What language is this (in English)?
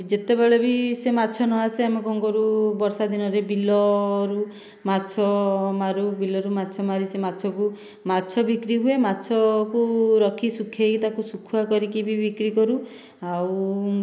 Odia